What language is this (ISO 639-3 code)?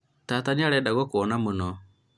kik